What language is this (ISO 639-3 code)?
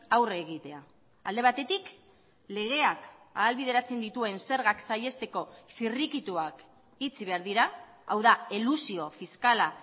eus